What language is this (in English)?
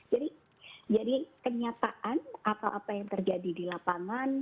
Indonesian